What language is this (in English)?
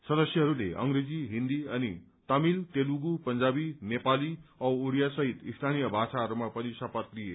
Nepali